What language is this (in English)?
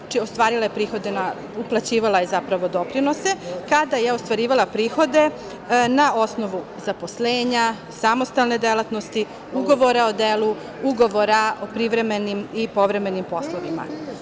Serbian